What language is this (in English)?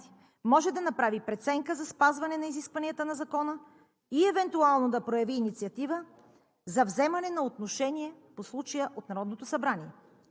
Bulgarian